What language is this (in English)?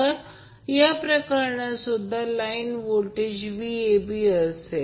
Marathi